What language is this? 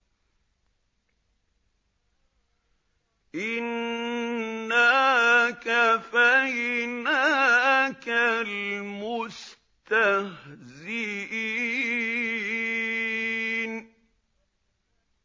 Arabic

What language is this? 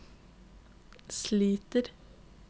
Norwegian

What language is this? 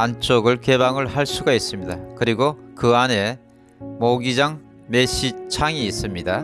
Korean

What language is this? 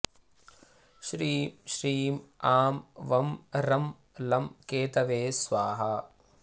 Sanskrit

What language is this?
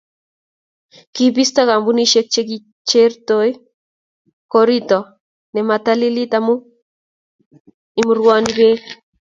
Kalenjin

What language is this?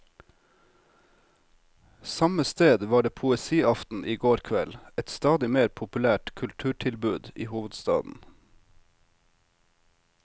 Norwegian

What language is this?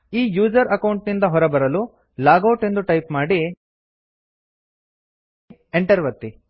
Kannada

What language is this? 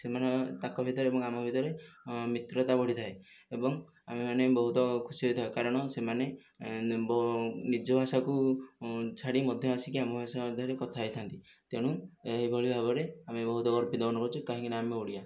Odia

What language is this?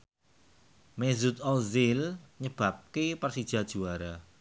Javanese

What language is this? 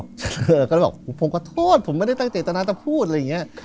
Thai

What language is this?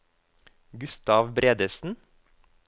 Norwegian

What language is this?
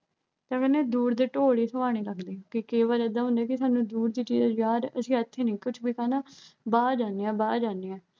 Punjabi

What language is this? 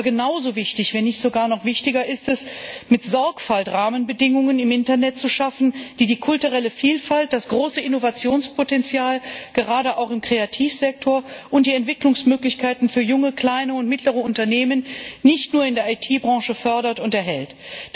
German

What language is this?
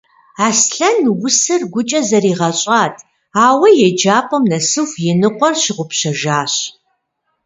Kabardian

